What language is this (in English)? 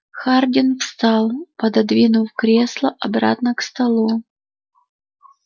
Russian